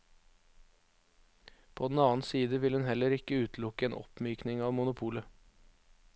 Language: Norwegian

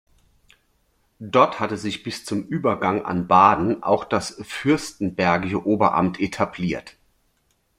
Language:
German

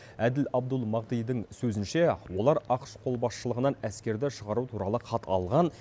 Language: Kazakh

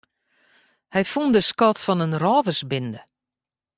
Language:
Western Frisian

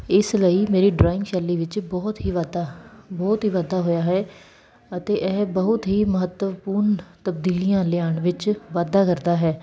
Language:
Punjabi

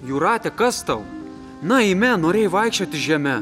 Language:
Lithuanian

